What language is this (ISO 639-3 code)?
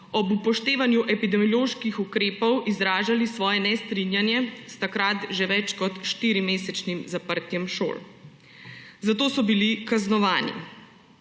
slv